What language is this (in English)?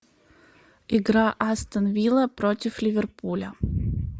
Russian